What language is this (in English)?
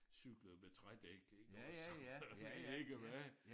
Danish